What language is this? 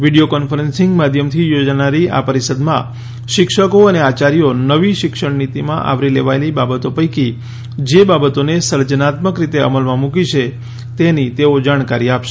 Gujarati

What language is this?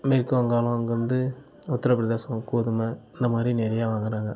Tamil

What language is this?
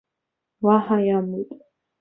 Abkhazian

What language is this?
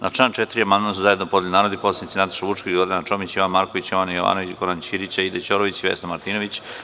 Serbian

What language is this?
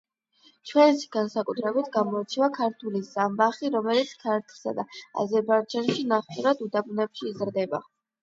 Georgian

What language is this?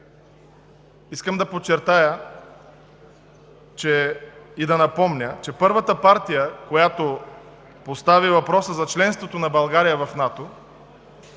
Bulgarian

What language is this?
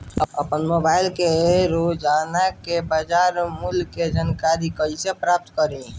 Bhojpuri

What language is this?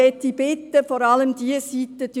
Swiss German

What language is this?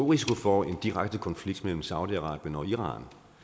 Danish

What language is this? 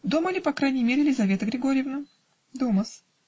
Russian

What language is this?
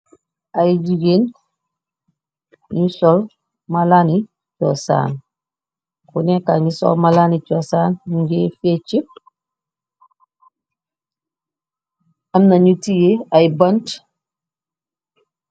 Wolof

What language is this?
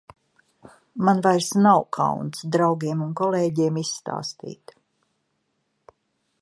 Latvian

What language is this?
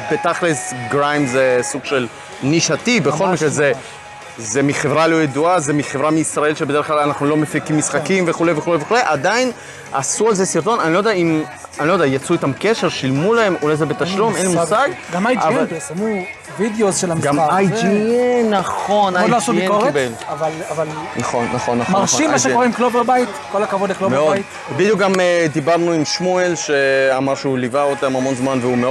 Hebrew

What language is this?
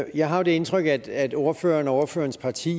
Danish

